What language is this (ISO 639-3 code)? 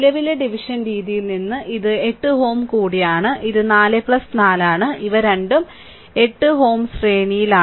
mal